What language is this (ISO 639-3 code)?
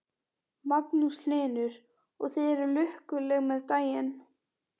isl